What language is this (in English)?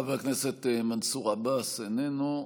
Hebrew